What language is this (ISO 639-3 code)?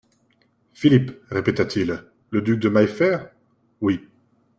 fra